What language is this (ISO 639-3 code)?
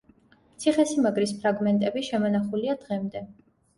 kat